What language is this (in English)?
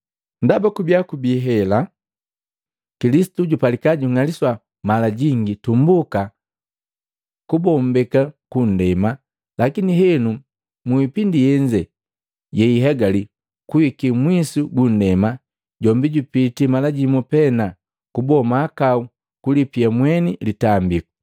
Matengo